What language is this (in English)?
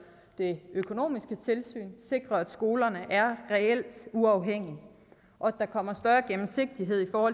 Danish